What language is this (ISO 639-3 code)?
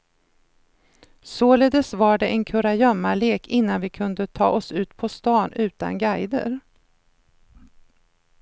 swe